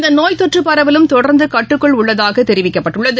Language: Tamil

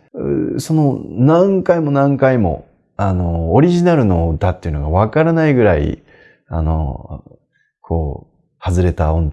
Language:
Japanese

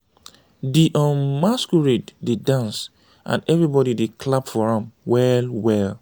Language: Nigerian Pidgin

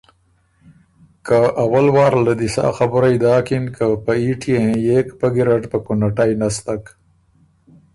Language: Ormuri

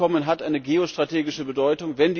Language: German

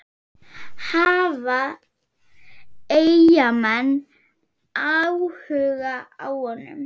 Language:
Icelandic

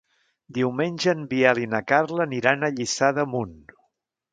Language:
Catalan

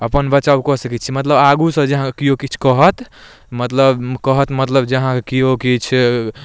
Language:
Maithili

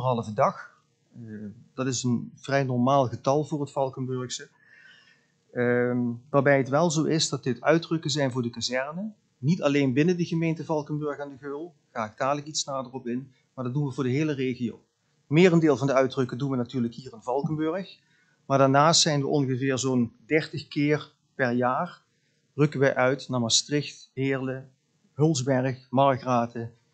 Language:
Dutch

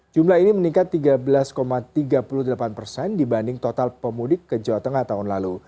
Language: Indonesian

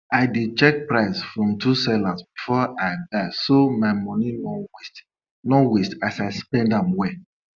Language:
Nigerian Pidgin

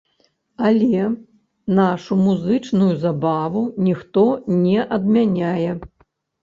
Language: Belarusian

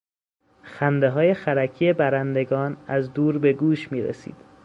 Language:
Persian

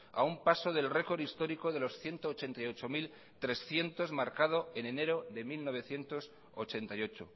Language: Spanish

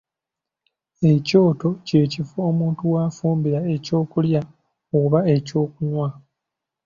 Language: Ganda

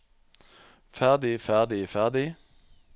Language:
Norwegian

